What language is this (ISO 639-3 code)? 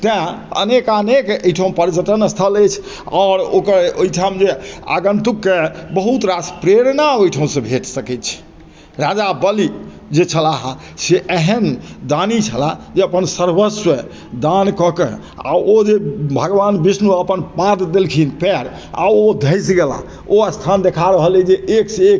mai